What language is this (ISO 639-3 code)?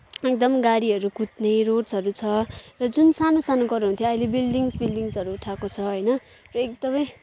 nep